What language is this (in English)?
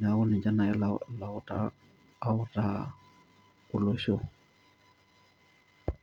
Masai